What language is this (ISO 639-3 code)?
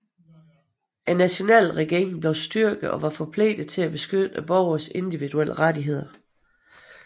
dan